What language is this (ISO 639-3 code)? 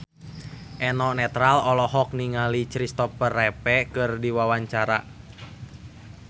sun